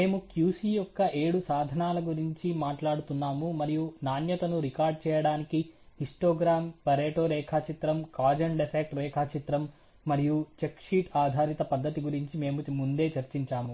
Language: Telugu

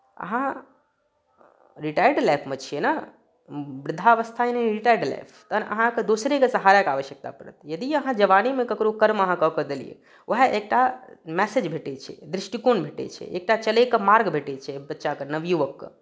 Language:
Maithili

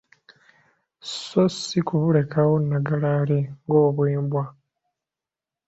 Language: Ganda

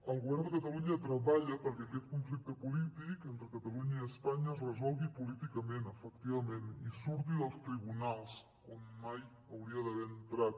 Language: Catalan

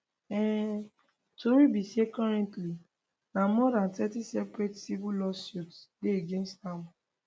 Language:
Nigerian Pidgin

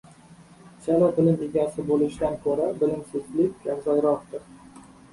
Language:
Uzbek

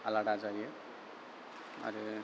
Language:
Bodo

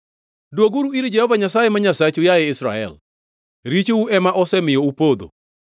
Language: Luo (Kenya and Tanzania)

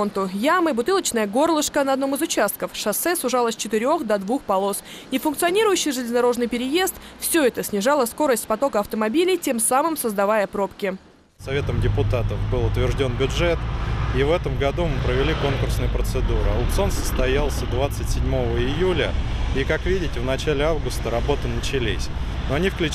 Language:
Russian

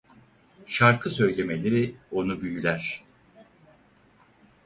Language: Turkish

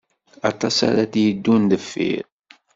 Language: Kabyle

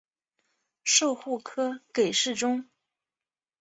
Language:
Chinese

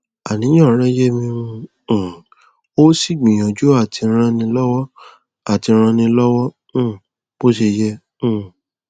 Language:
Yoruba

